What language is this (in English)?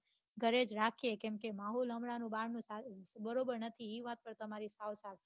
Gujarati